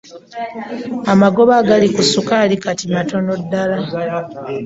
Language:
Ganda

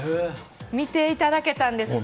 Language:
Japanese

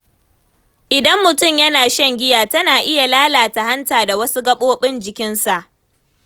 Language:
Hausa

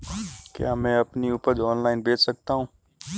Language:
Hindi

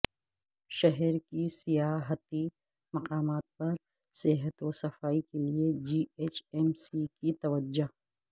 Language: Urdu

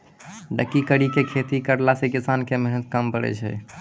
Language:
Maithili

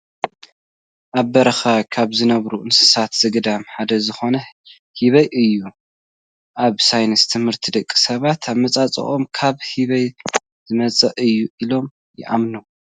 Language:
Tigrinya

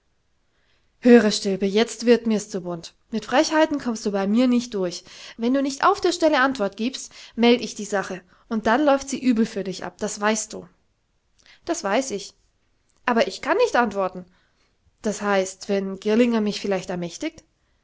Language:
German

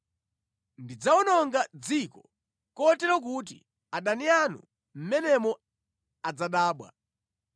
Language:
Nyanja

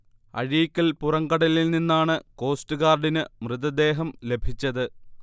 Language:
Malayalam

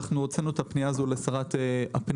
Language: Hebrew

